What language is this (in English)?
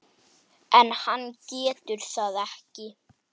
Icelandic